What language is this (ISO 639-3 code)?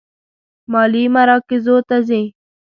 pus